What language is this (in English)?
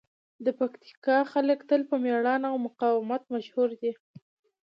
Pashto